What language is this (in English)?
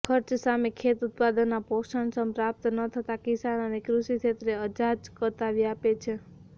Gujarati